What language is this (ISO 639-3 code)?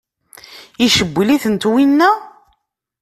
kab